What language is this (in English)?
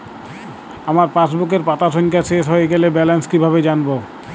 Bangla